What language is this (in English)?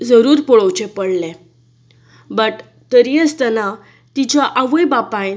Konkani